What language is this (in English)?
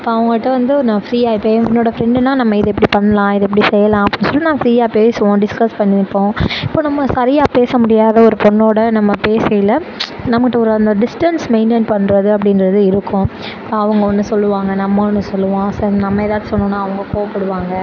Tamil